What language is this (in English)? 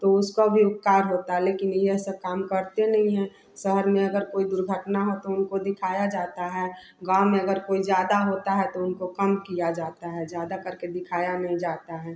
Hindi